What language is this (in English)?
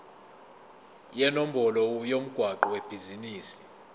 Zulu